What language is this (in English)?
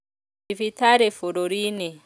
Kikuyu